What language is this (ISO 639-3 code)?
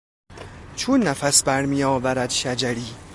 fas